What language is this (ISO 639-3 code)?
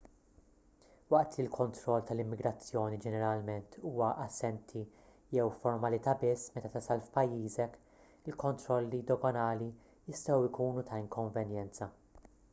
mlt